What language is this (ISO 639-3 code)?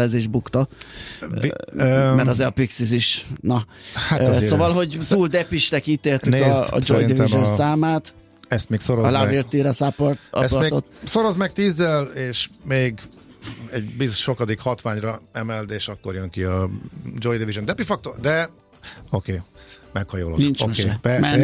hun